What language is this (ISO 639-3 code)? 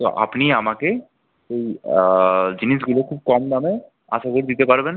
ben